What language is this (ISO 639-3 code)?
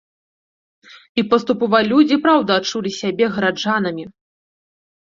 bel